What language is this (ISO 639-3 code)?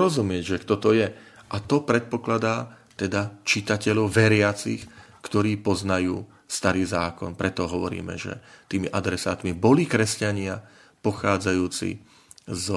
slk